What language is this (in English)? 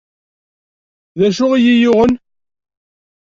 Kabyle